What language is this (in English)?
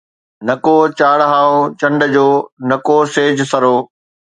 Sindhi